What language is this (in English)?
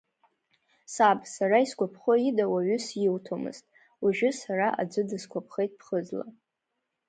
Abkhazian